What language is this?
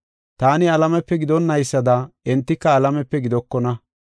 Gofa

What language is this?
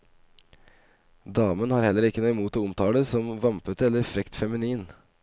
Norwegian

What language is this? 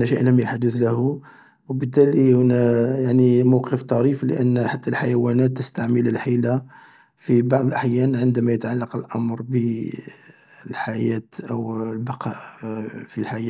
Algerian Arabic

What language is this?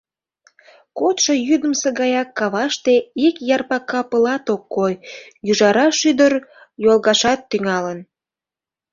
Mari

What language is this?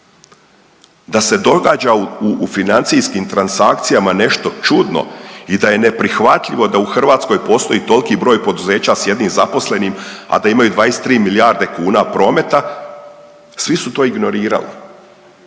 Croatian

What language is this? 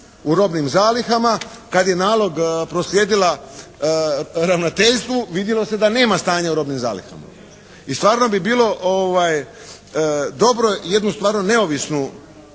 Croatian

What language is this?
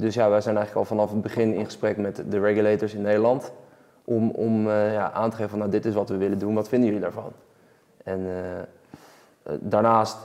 Dutch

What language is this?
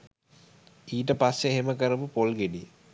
Sinhala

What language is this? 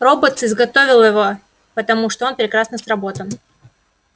Russian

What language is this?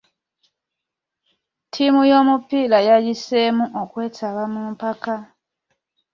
Ganda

